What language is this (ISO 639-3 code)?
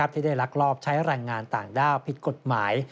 tha